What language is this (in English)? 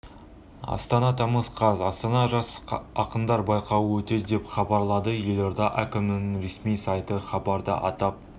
Kazakh